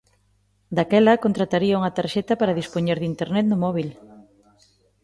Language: Galician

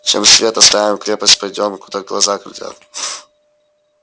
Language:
Russian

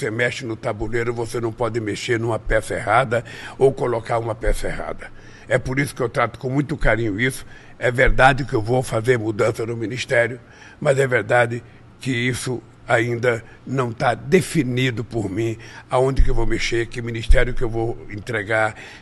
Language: Portuguese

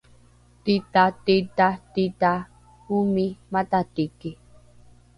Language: Rukai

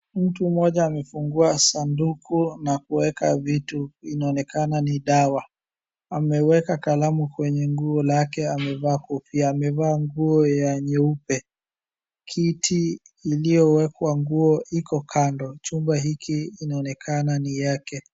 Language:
Swahili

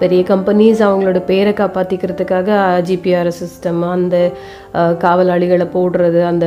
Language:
Tamil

